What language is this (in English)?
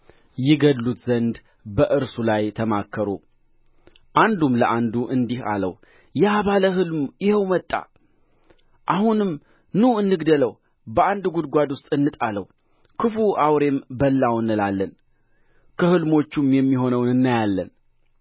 Amharic